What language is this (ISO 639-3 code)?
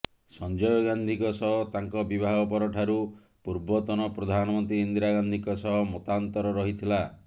ori